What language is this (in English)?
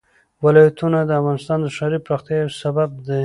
Pashto